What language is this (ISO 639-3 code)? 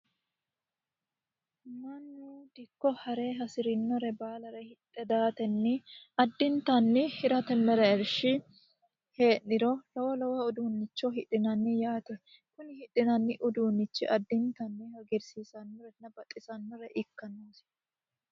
sid